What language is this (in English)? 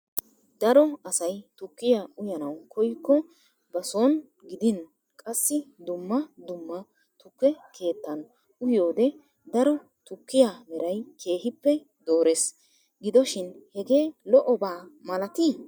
Wolaytta